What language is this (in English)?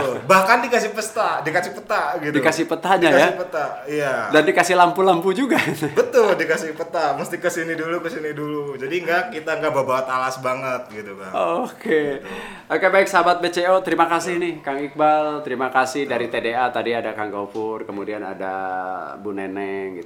Indonesian